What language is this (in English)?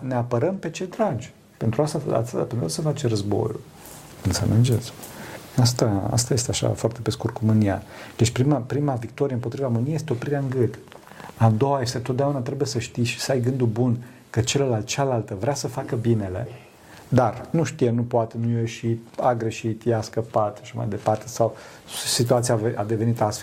Romanian